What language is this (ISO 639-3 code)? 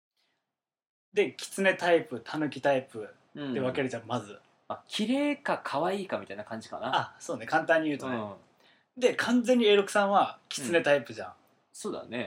jpn